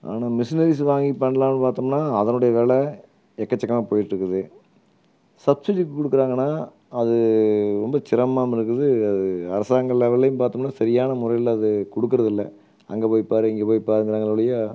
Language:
Tamil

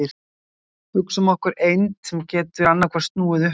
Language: Icelandic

